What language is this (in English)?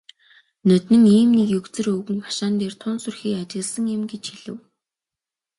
Mongolian